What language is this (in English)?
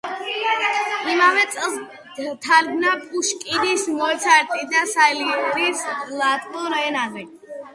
Georgian